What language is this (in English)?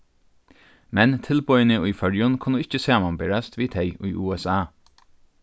Faroese